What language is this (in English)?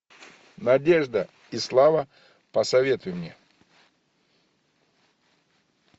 Russian